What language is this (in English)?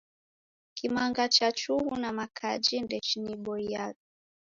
Taita